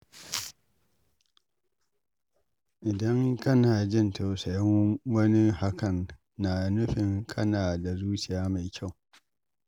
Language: Hausa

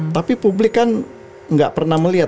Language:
Indonesian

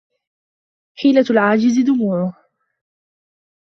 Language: Arabic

